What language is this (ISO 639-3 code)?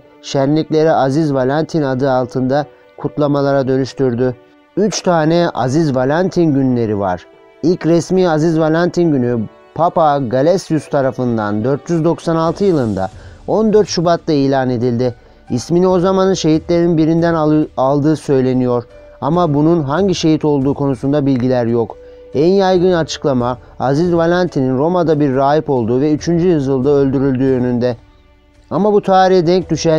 tur